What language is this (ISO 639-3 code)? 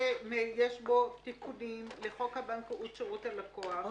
heb